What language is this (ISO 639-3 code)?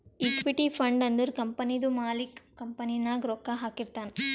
kan